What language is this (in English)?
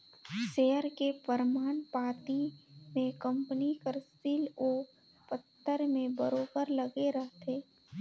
Chhattisgarhi